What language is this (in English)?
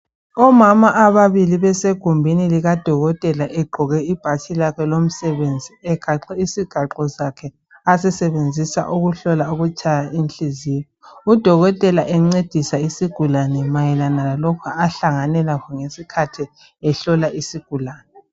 North Ndebele